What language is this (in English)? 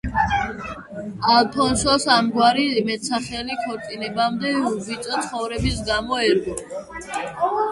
Georgian